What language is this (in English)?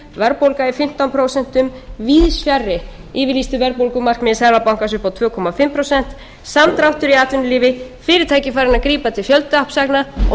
Icelandic